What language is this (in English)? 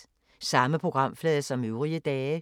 Danish